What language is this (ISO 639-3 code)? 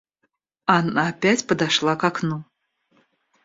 rus